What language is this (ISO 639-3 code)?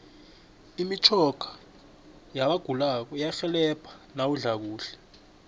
nbl